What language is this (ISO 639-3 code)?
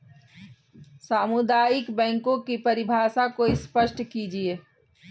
hin